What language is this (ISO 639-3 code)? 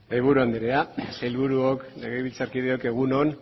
eus